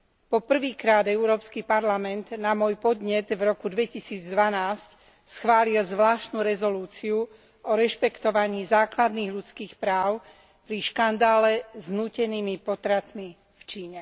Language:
Slovak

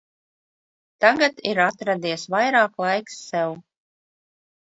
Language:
Latvian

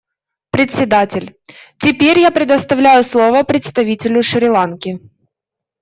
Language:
Russian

